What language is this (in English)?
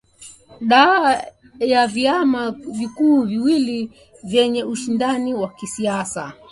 Swahili